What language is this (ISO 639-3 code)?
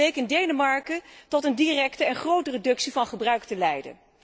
nld